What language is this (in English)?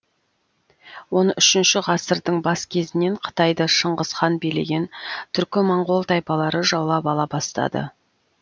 Kazakh